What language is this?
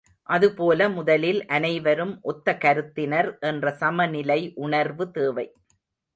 Tamil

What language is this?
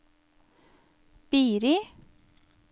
Norwegian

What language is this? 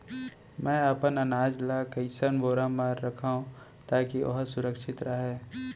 Chhattisgarhi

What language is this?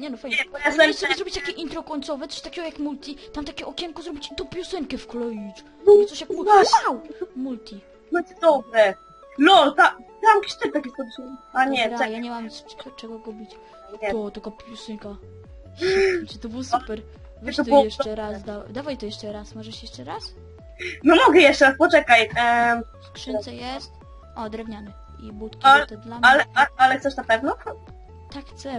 Polish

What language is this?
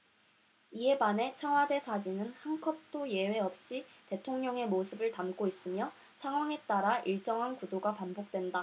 Korean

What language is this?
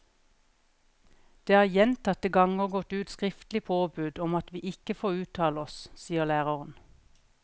Norwegian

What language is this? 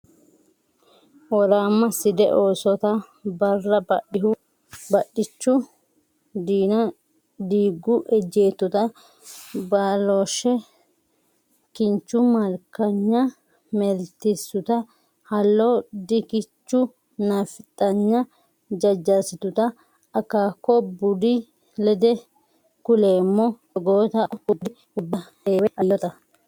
Sidamo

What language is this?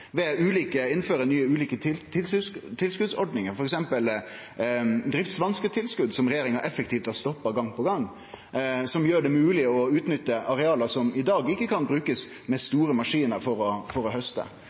Norwegian Nynorsk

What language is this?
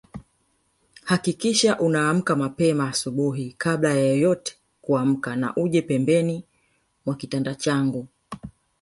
Swahili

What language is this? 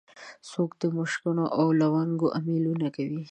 Pashto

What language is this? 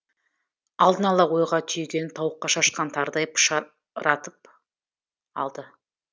Kazakh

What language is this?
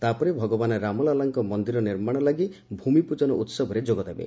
Odia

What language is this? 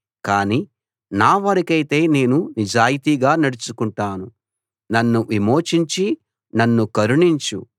Telugu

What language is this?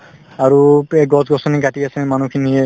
Assamese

